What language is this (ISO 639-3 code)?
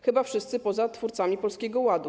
pol